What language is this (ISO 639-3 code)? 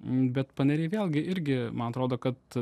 lit